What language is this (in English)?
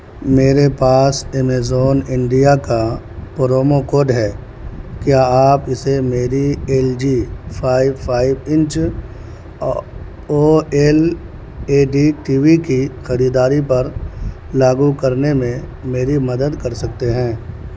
Urdu